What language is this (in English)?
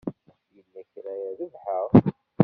Kabyle